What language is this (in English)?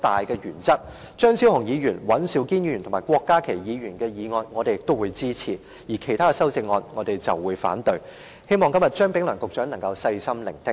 Cantonese